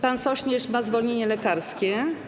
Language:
Polish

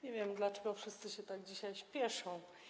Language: Polish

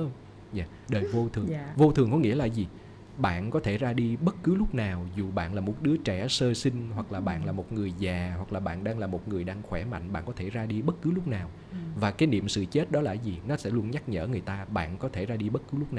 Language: Vietnamese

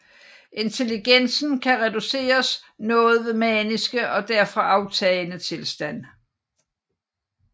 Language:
Danish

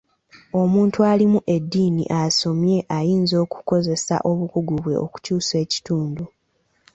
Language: Ganda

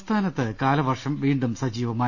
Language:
Malayalam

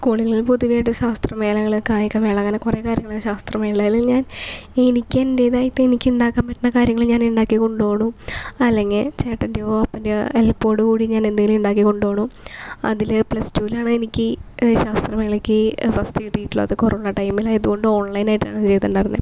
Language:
Malayalam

